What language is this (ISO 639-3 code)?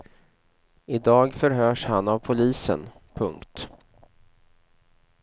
swe